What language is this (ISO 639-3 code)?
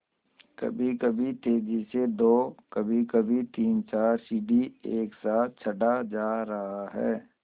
hin